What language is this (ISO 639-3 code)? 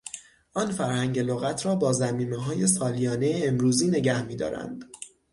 fas